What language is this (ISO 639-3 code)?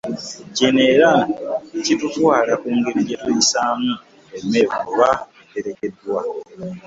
lug